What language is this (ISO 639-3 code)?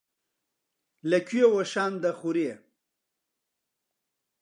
ckb